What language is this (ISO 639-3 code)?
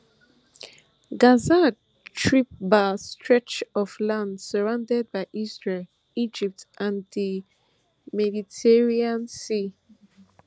pcm